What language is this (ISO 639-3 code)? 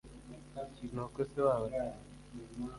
kin